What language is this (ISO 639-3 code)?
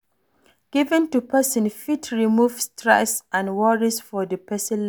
pcm